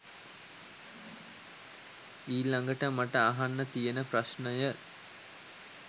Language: Sinhala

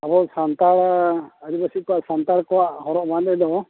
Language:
Santali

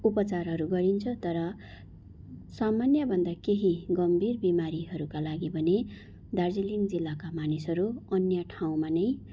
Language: Nepali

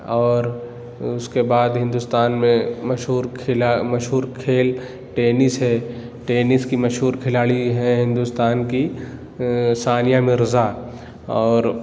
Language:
Urdu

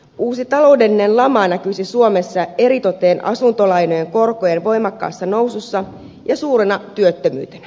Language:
Finnish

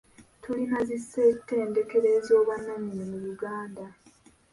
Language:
Ganda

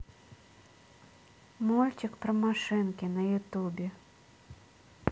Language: Russian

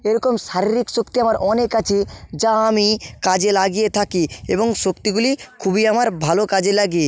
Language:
Bangla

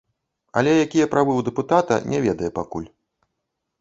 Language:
Belarusian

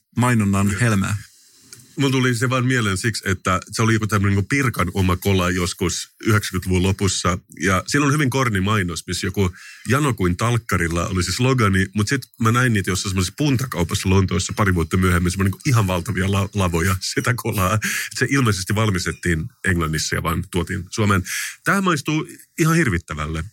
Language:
Finnish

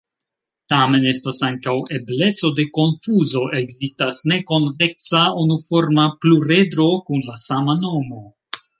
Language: Esperanto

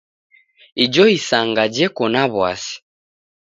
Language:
Taita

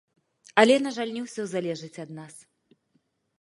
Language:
Belarusian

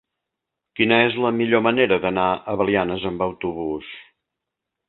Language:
Catalan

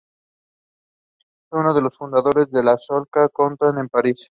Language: Spanish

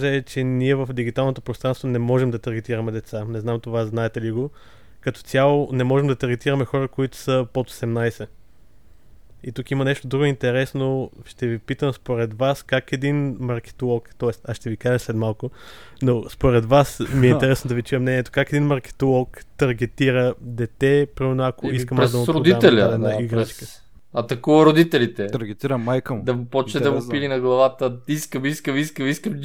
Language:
Bulgarian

